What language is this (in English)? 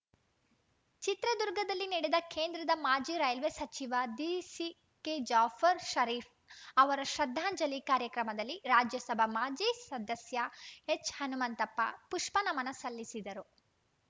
Kannada